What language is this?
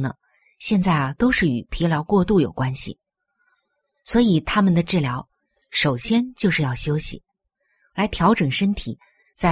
Chinese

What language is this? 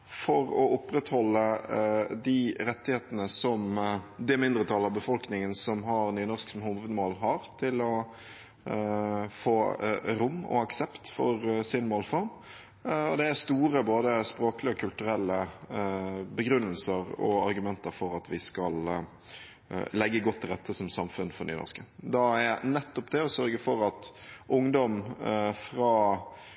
Norwegian Bokmål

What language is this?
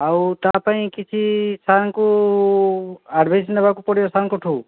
Odia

